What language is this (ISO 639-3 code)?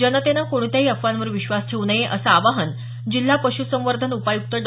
mar